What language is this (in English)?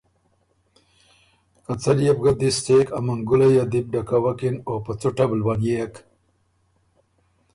Ormuri